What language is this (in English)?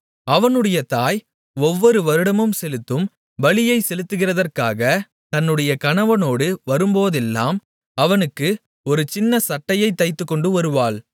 Tamil